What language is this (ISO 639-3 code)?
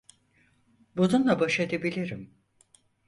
tur